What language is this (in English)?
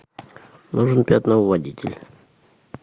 Russian